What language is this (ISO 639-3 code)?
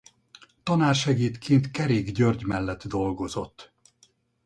hun